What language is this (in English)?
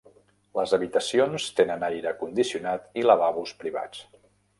Catalan